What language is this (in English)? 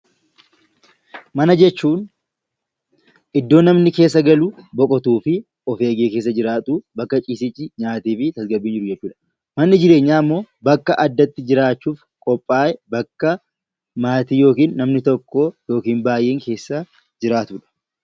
Oromo